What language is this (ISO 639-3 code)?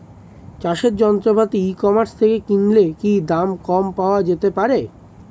ben